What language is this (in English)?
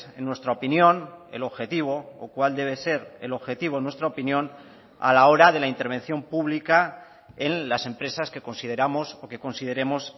Spanish